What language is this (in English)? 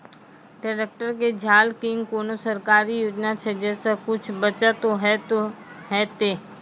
Maithili